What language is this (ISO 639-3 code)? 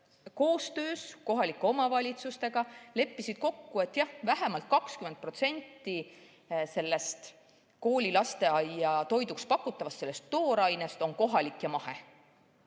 est